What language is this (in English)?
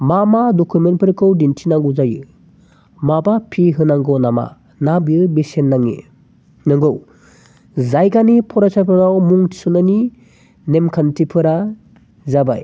Bodo